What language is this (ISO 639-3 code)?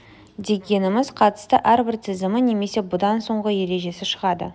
kaz